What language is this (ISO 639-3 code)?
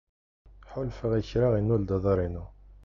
kab